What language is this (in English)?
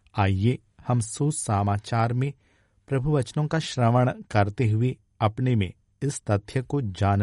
Hindi